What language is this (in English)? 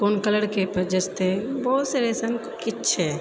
Maithili